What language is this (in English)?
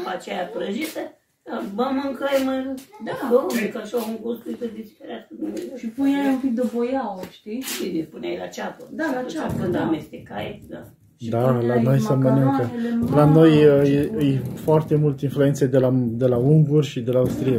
Romanian